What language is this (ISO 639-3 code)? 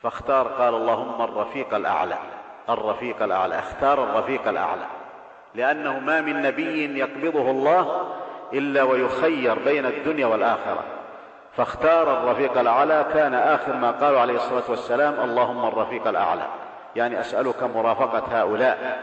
ara